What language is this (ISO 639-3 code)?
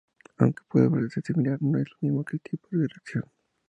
spa